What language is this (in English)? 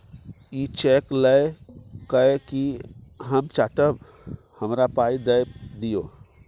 Maithili